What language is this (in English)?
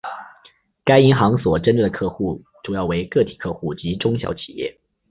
Chinese